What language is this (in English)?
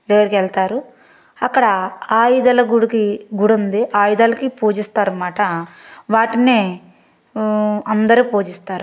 Telugu